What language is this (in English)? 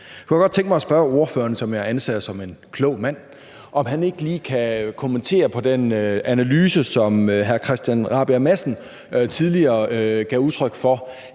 Danish